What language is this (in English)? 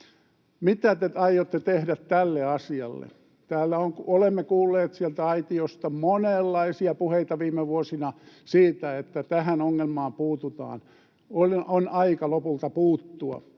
Finnish